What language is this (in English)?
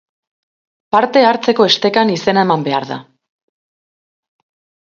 Basque